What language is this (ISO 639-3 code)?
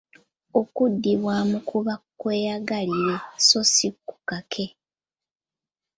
lug